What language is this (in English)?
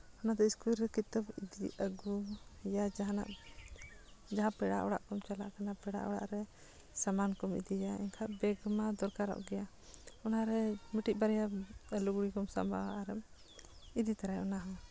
Santali